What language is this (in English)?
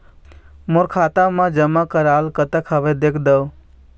Chhattisgarhi